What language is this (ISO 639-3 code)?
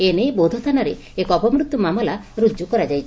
ori